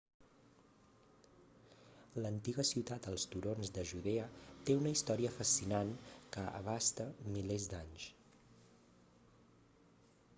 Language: Catalan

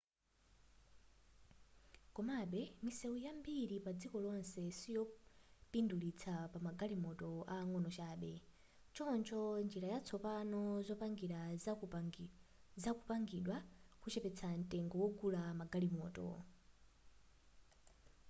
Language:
Nyanja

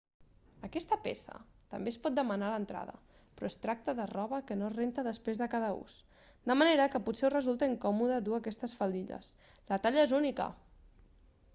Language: Catalan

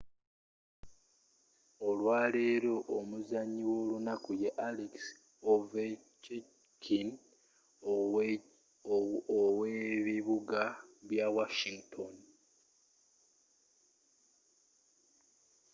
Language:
Ganda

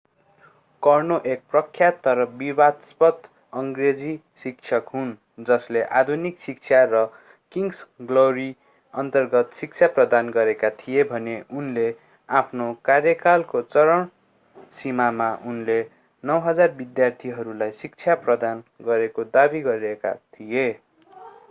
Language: Nepali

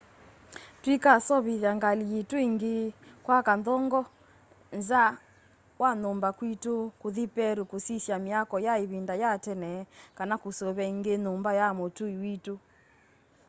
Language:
Kamba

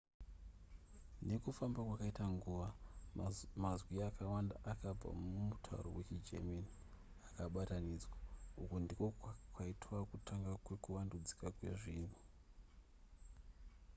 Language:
Shona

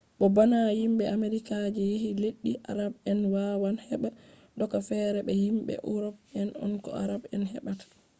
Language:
Fula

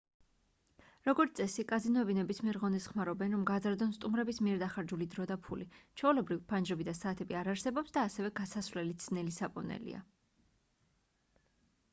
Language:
Georgian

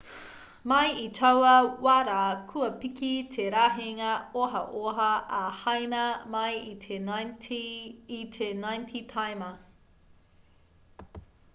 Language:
Māori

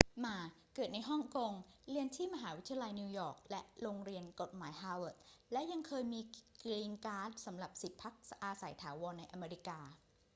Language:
Thai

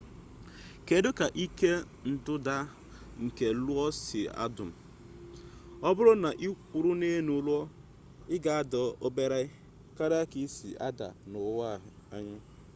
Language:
Igbo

